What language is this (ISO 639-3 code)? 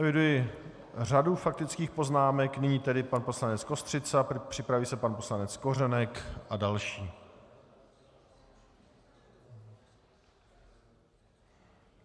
ces